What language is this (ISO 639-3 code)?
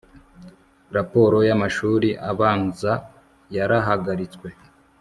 kin